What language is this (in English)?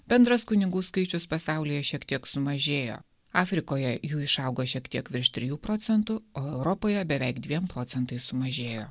Lithuanian